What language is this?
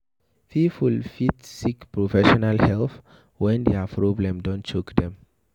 Nigerian Pidgin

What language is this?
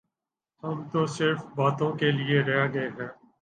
Urdu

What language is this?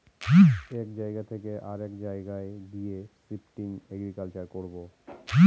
Bangla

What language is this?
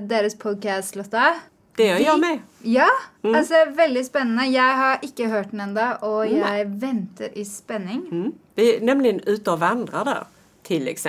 Swedish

